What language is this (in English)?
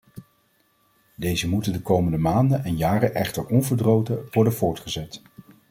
Dutch